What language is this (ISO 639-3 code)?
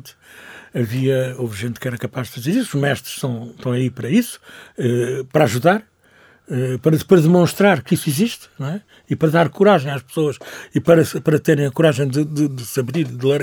por